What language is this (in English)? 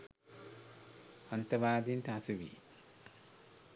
Sinhala